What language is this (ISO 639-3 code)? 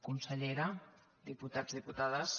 cat